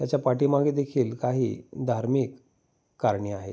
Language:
Marathi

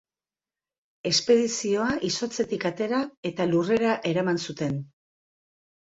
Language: Basque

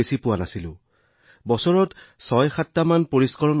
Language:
Assamese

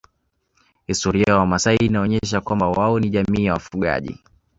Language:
Swahili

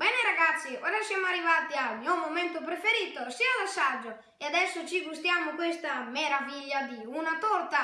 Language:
Italian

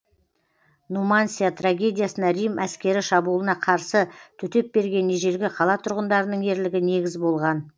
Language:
Kazakh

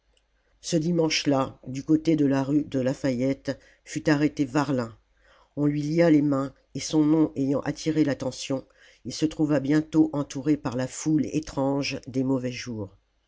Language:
French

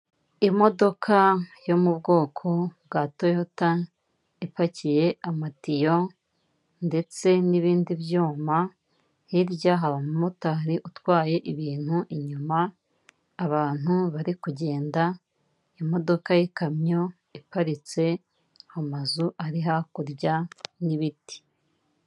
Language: Kinyarwanda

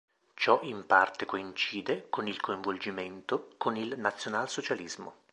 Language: Italian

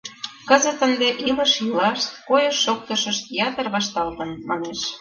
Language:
Mari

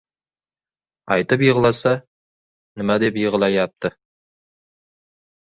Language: Uzbek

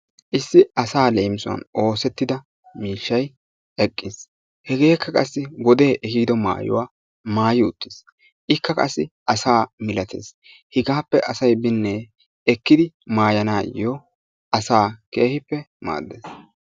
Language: Wolaytta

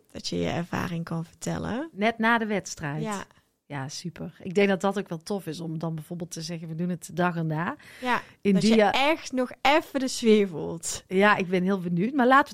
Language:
Dutch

